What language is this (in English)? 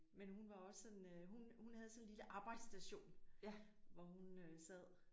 Danish